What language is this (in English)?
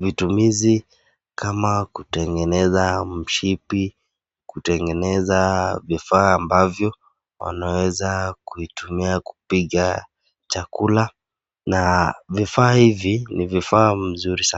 Swahili